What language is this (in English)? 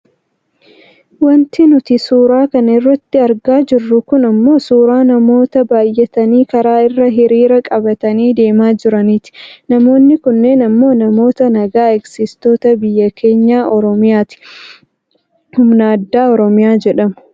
Oromo